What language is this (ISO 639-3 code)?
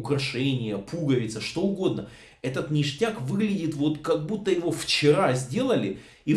rus